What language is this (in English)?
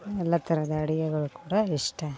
Kannada